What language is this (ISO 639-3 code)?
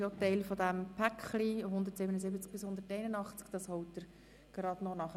gsw